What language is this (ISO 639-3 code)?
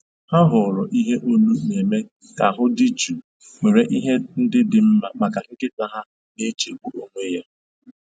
ibo